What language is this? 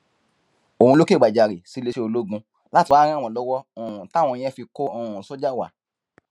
Yoruba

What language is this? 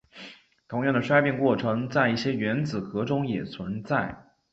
Chinese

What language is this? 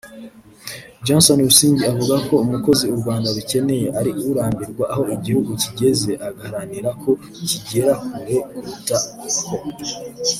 Kinyarwanda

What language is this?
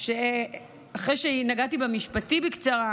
Hebrew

